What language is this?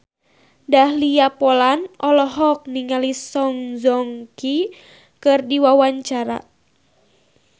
Sundanese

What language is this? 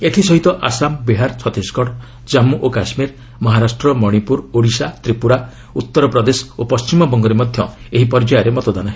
Odia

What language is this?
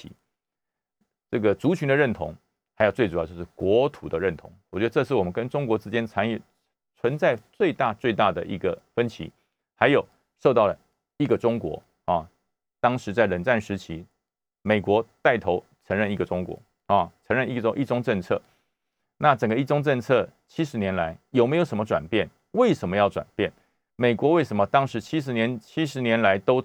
Chinese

